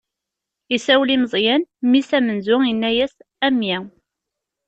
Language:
Kabyle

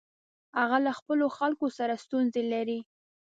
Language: Pashto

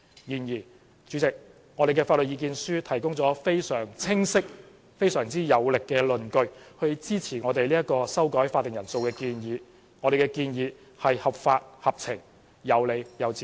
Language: Cantonese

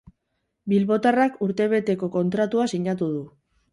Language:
Basque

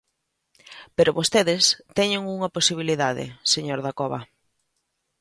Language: Galician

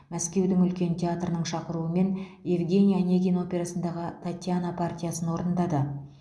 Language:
Kazakh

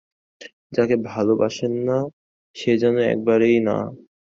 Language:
Bangla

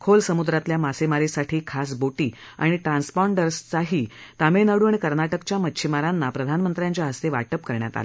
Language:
Marathi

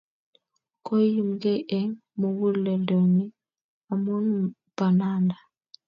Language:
Kalenjin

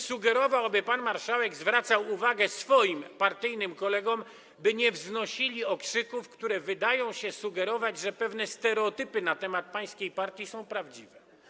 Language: Polish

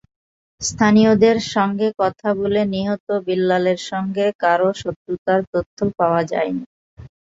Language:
Bangla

